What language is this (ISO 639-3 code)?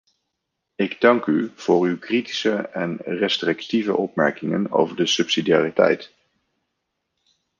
nld